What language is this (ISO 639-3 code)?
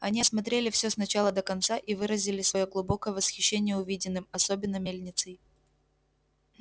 rus